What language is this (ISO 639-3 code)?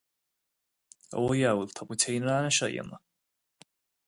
gle